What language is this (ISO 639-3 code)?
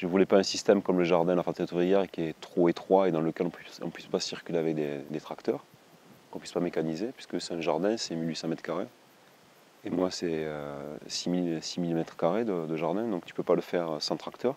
fra